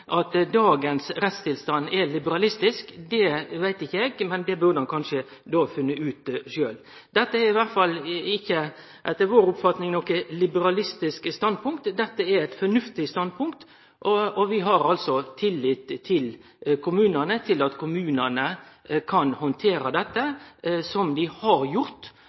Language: Norwegian Nynorsk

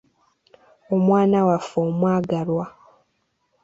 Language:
Ganda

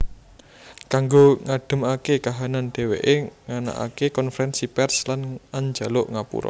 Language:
Javanese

